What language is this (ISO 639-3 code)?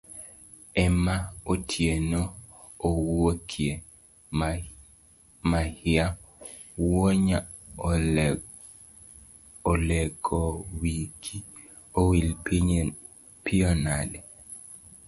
luo